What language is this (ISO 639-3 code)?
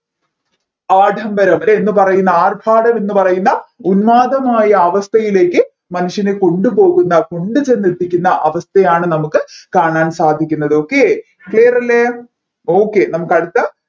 mal